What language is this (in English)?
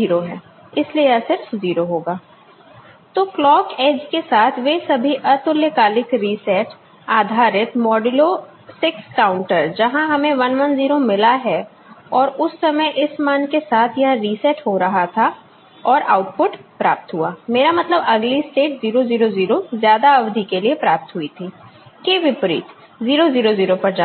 Hindi